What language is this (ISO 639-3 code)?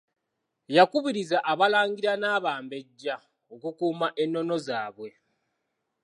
lug